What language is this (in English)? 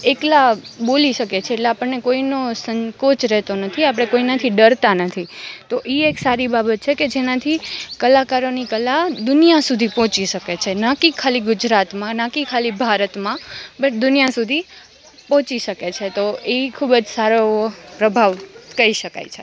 Gujarati